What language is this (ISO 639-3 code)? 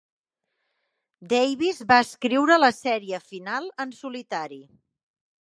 cat